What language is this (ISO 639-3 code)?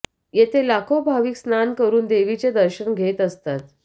mar